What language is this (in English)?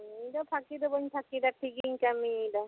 Santali